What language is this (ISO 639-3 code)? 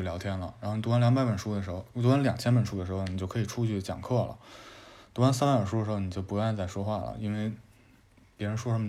zho